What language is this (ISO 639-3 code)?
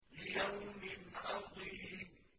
ara